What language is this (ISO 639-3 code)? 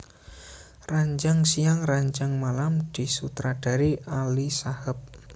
jav